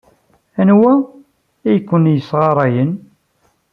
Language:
Kabyle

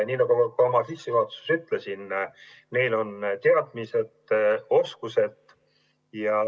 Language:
Estonian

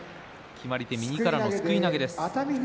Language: Japanese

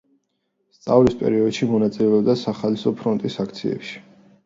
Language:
Georgian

